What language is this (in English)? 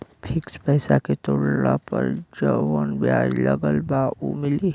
Bhojpuri